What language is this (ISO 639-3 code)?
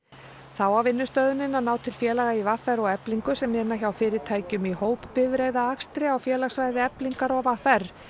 isl